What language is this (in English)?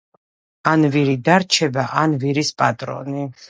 Georgian